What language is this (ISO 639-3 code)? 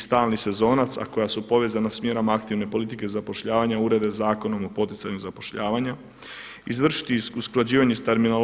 hrv